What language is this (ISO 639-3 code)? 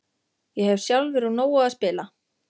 isl